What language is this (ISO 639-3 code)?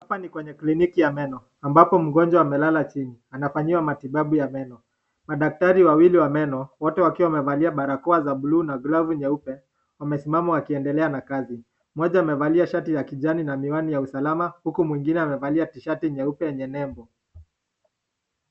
swa